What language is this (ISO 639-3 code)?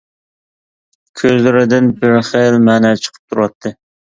uig